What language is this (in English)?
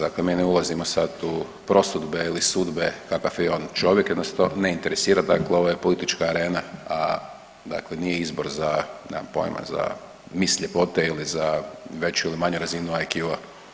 Croatian